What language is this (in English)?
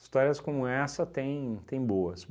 Portuguese